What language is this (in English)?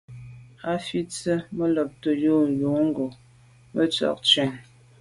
Medumba